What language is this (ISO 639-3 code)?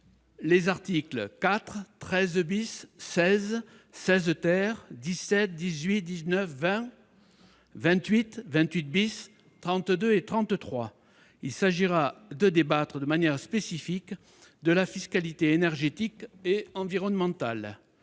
fra